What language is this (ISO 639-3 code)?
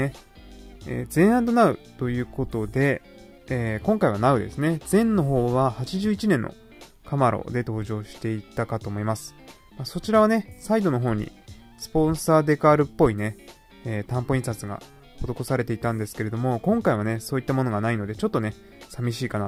jpn